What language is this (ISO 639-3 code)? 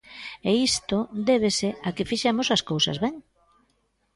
glg